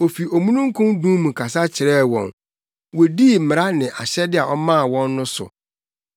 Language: Akan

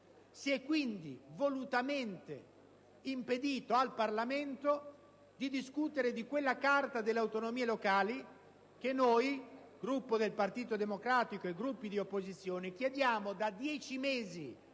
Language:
Italian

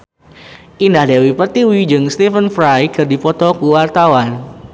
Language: Sundanese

